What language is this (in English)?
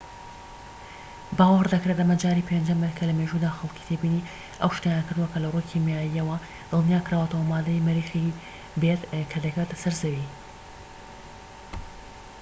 Central Kurdish